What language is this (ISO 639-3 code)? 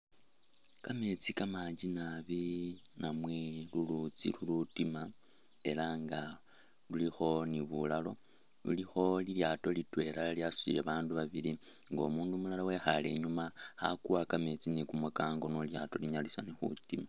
myx